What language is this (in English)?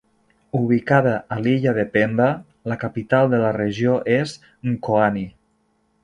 Catalan